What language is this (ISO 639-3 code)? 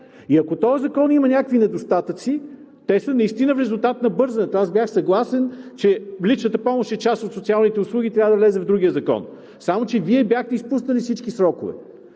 bul